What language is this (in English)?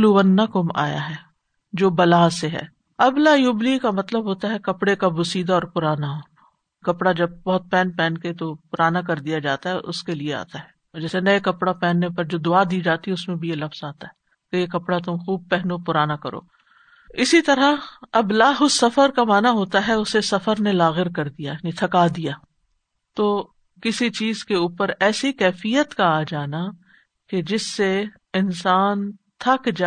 Urdu